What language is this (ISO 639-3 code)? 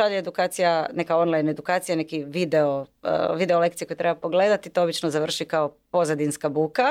hrv